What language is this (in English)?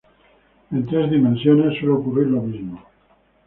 Spanish